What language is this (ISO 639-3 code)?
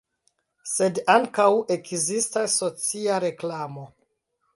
epo